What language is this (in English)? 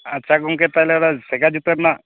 Santali